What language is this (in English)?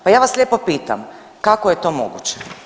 Croatian